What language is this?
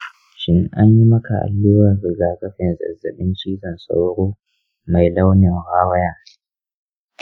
Hausa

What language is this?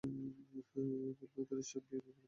Bangla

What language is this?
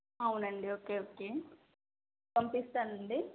Telugu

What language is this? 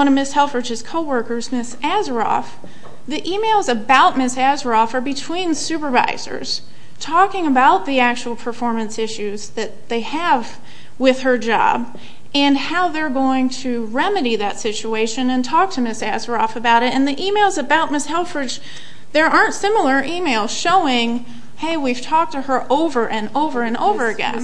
English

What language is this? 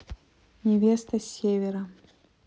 Russian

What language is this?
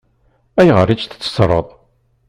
Kabyle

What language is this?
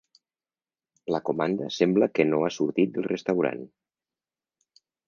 Catalan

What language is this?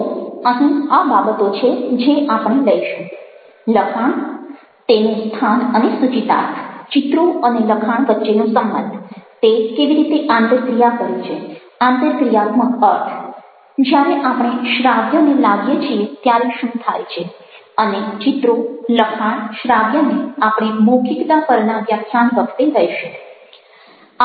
Gujarati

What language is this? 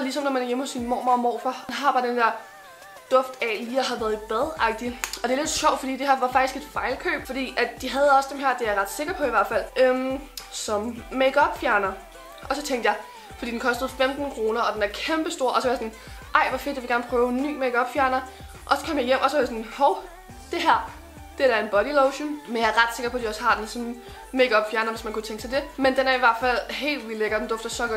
Danish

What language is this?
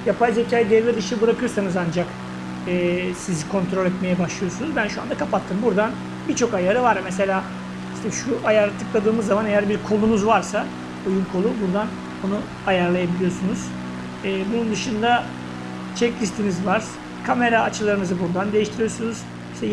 Turkish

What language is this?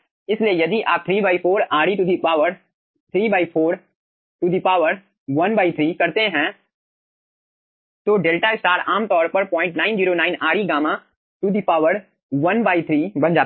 Hindi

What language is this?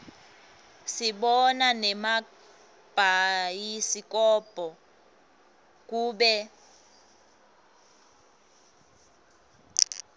Swati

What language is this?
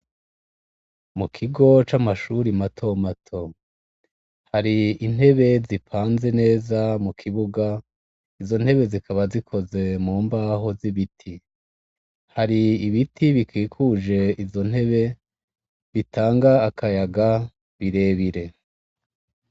Rundi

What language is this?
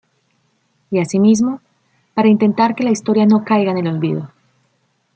Spanish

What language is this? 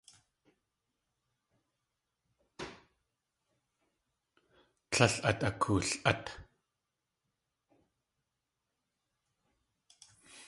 Tlingit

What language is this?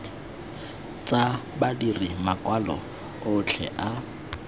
Tswana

